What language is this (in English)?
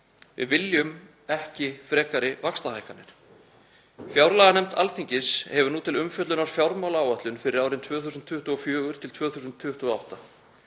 Icelandic